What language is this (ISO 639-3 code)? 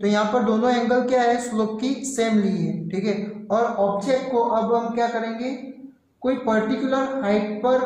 hin